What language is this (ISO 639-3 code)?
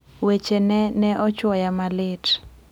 luo